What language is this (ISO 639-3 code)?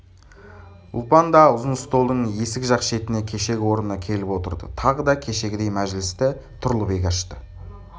kaz